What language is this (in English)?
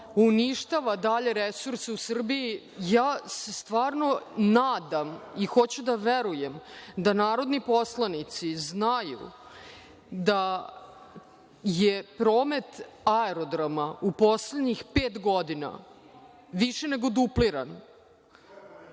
Serbian